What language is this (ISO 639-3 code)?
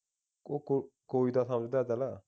pan